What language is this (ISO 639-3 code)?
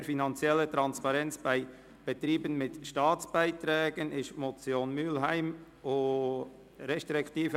gsw